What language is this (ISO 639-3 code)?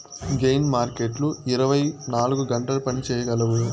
tel